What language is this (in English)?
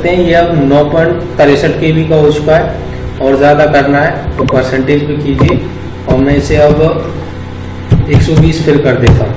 Hindi